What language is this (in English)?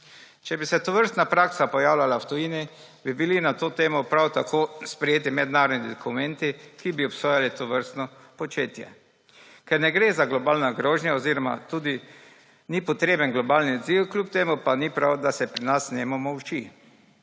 Slovenian